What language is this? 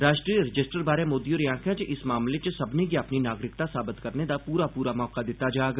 Dogri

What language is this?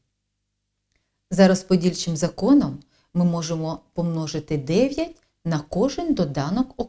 Russian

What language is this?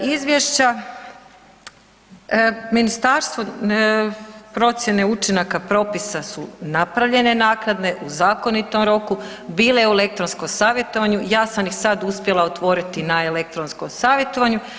Croatian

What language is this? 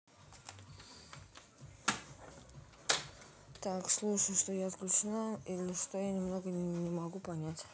Russian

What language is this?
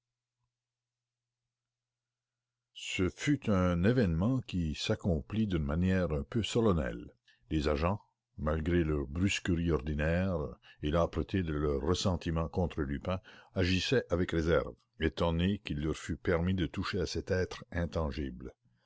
French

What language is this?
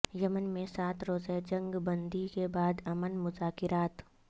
Urdu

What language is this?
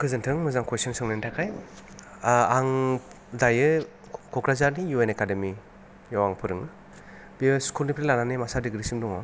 Bodo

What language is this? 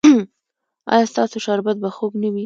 Pashto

